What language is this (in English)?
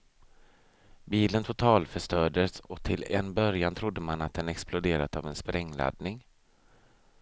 Swedish